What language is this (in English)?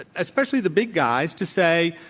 English